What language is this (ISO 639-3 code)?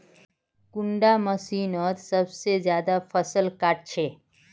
mag